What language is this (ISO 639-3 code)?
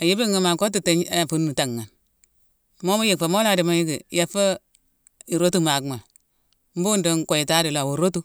msw